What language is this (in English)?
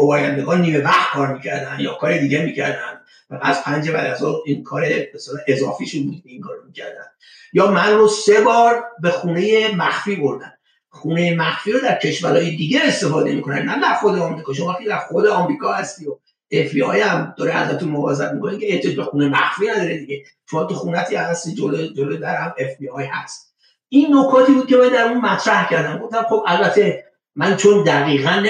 Persian